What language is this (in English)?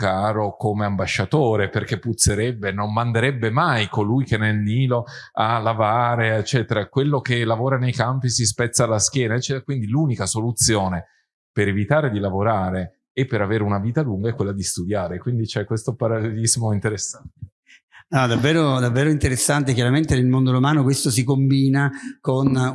Italian